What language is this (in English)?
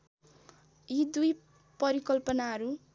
Nepali